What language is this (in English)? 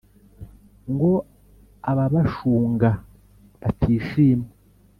Kinyarwanda